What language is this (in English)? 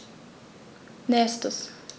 German